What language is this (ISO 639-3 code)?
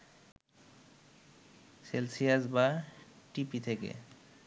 ben